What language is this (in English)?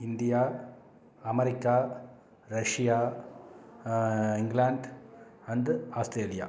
Tamil